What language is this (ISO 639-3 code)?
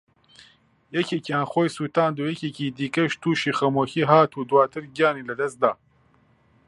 ckb